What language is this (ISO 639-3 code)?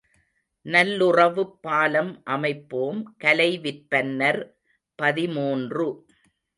tam